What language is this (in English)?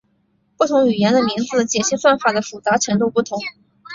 Chinese